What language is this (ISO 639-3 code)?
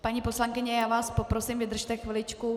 ces